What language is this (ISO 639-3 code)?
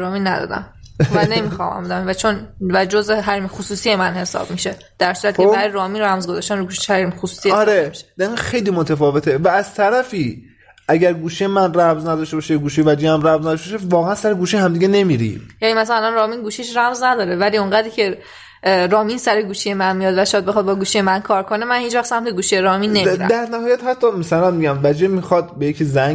fas